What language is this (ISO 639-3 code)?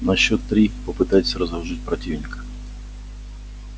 rus